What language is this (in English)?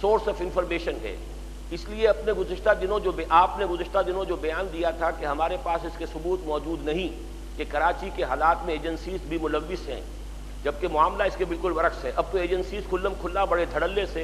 Urdu